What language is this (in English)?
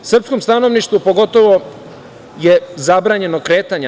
Serbian